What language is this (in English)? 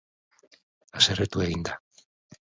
Basque